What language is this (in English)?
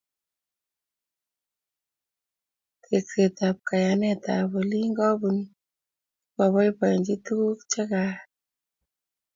Kalenjin